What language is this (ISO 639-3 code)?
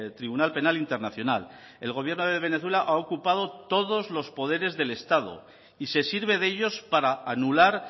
spa